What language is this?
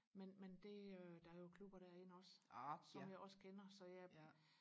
Danish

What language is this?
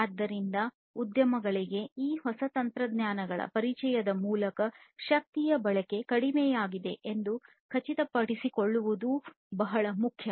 Kannada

